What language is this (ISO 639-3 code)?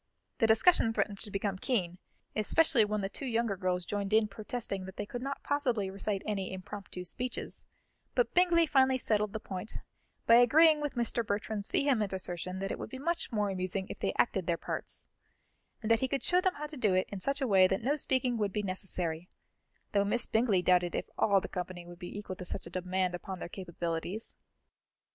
eng